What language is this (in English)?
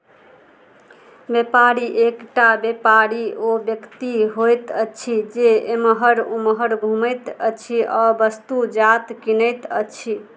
Maithili